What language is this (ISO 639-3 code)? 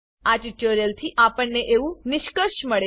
guj